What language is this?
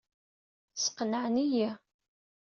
Kabyle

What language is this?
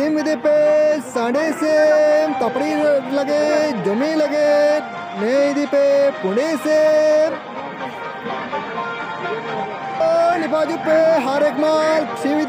Arabic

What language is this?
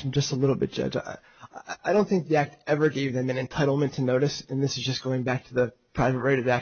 English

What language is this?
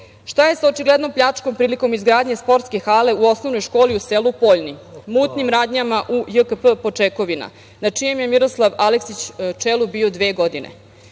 Serbian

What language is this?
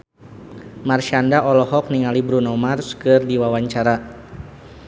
Sundanese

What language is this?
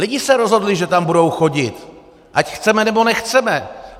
Czech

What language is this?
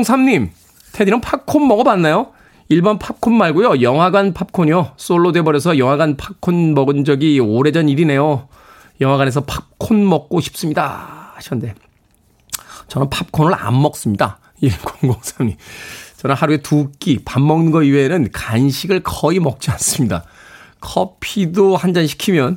Korean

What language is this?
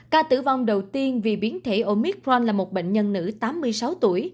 Vietnamese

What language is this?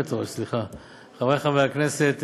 Hebrew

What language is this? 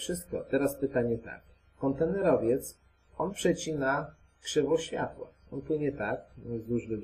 Polish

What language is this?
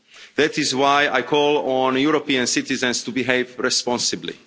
English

